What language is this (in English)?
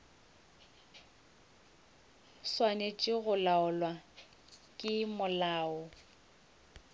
Northern Sotho